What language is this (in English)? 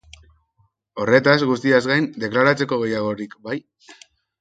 Basque